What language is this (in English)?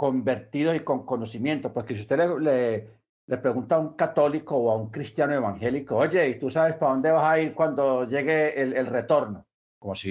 Spanish